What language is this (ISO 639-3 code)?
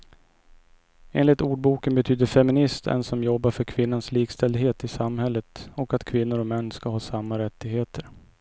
swe